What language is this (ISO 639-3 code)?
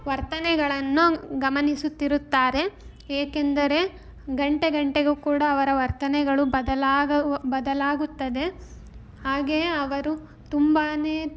kan